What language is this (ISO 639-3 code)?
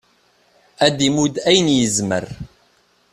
kab